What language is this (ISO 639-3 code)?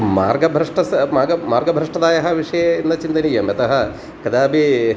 san